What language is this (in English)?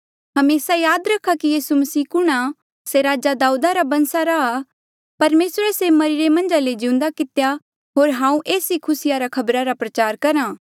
Mandeali